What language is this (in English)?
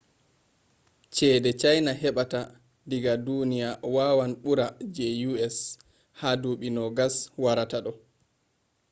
Fula